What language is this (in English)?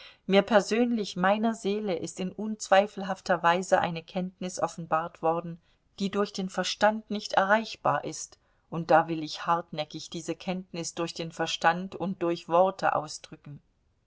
German